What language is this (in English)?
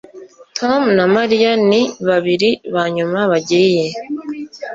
Kinyarwanda